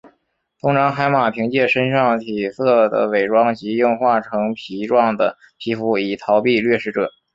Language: Chinese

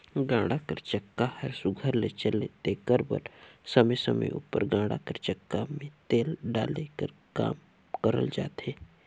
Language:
Chhattisgarhi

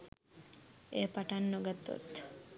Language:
Sinhala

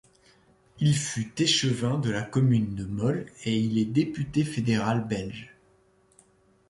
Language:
French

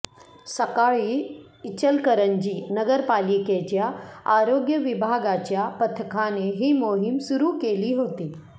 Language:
Marathi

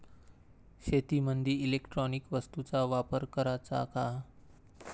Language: Marathi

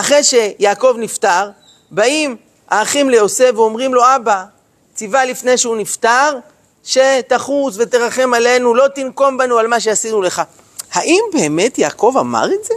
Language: Hebrew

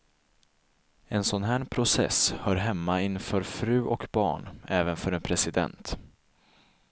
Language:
Swedish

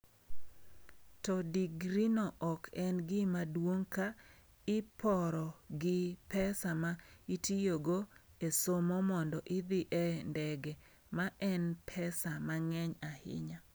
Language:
Luo (Kenya and Tanzania)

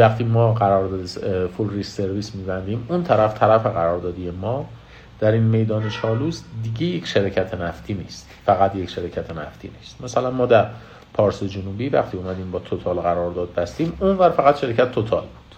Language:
Persian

